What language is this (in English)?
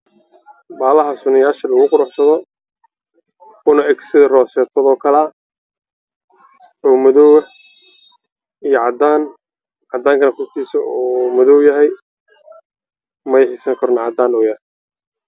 Somali